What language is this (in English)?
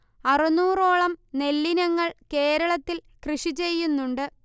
Malayalam